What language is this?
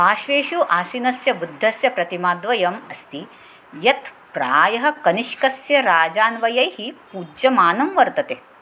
Sanskrit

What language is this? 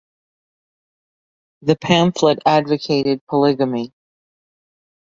English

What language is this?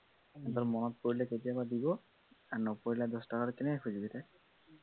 Assamese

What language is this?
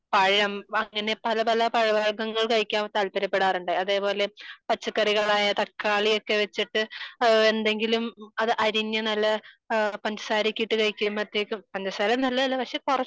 Malayalam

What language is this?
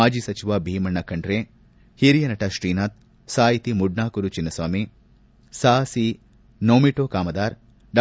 Kannada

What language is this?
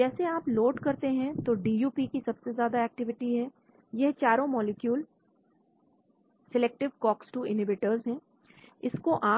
Hindi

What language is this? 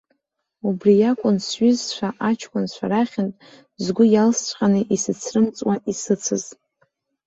Abkhazian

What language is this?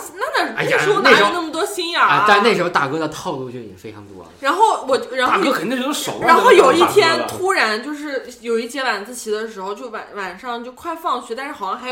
Chinese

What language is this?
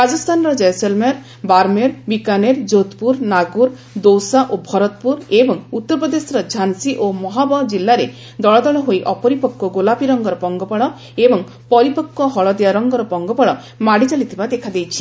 Odia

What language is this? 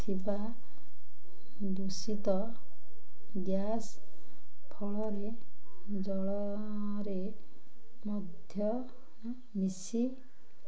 Odia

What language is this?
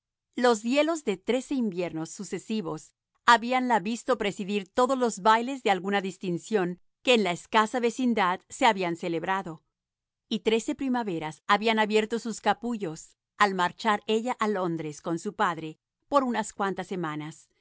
Spanish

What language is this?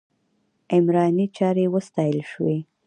Pashto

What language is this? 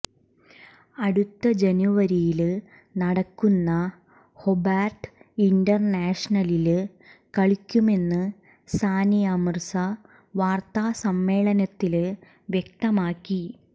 Malayalam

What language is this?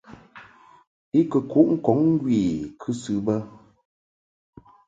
Mungaka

